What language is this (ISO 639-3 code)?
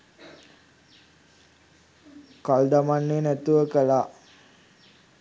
sin